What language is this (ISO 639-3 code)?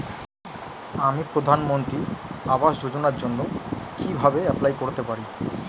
ben